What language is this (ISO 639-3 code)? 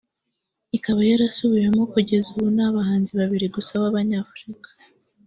kin